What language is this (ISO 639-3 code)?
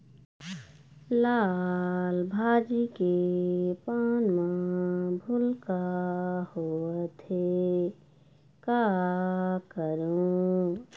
hne